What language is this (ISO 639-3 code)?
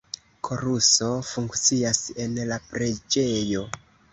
epo